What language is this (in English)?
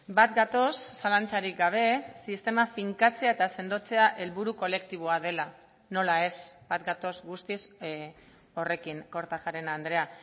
Basque